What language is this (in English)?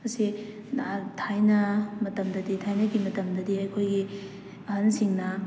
Manipuri